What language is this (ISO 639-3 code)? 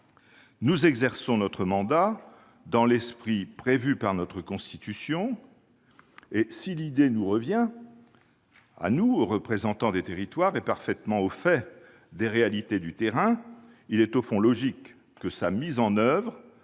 fra